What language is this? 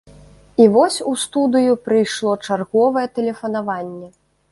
Belarusian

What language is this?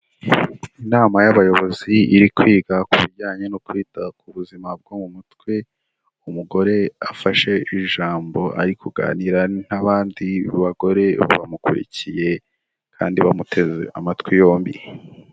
Kinyarwanda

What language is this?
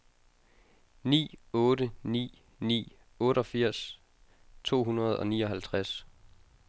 Danish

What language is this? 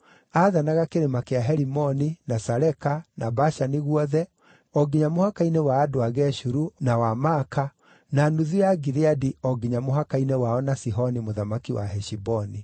Kikuyu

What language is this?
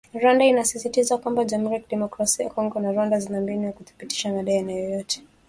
Swahili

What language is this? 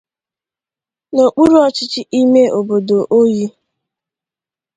Igbo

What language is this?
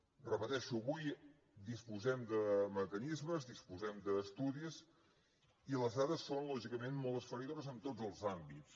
Catalan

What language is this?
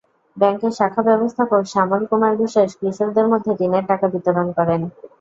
Bangla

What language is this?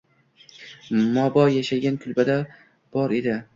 Uzbek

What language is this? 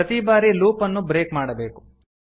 Kannada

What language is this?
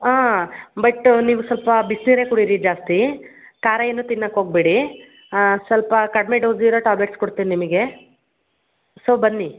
Kannada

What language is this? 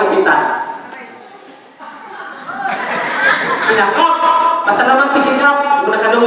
Indonesian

